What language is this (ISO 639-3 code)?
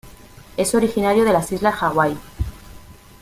spa